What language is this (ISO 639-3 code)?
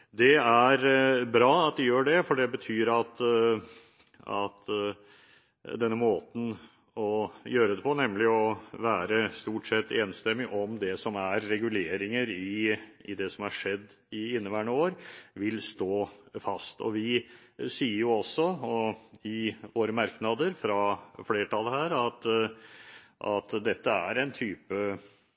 nob